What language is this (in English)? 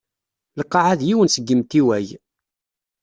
Kabyle